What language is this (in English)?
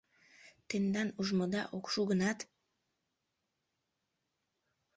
Mari